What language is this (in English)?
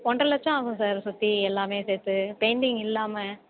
Tamil